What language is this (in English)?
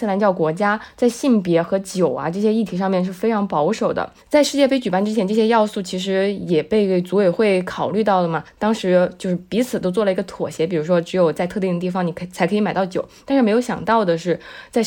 Chinese